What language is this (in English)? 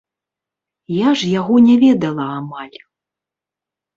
Belarusian